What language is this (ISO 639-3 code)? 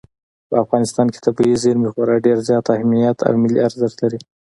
pus